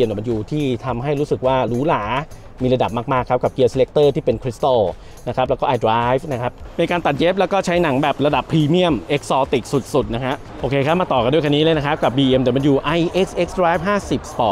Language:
Thai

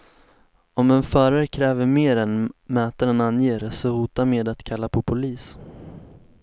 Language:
Swedish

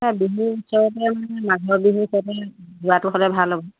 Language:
Assamese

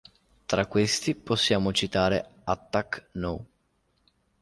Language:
Italian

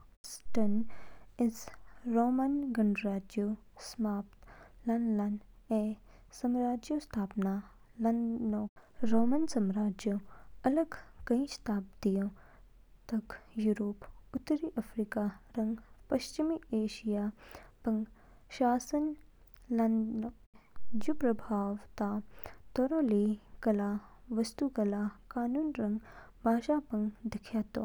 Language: Kinnauri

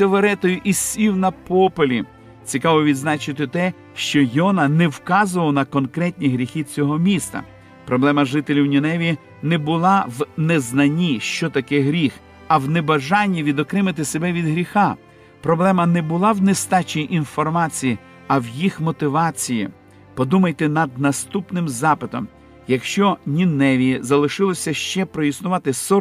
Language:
Ukrainian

